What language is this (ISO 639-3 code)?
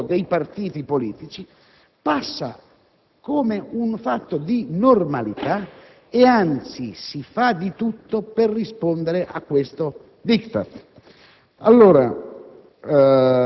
ita